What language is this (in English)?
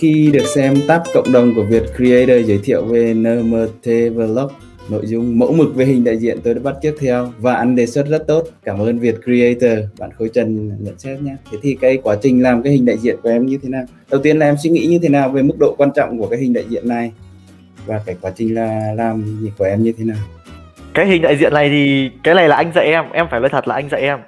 Vietnamese